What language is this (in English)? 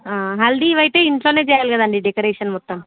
Telugu